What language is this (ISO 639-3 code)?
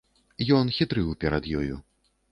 bel